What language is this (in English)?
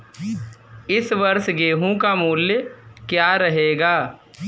Hindi